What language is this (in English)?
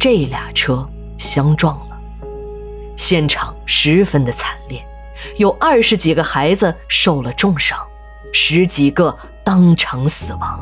Chinese